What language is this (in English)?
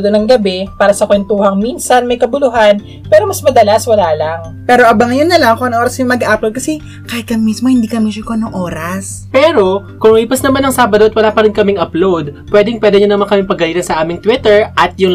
Filipino